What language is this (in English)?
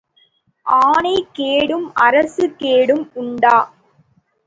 Tamil